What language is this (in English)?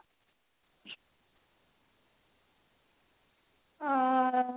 Odia